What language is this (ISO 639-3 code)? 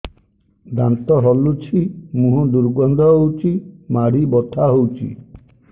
ori